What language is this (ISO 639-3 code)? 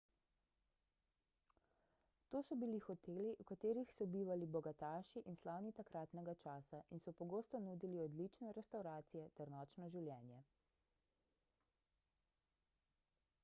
slv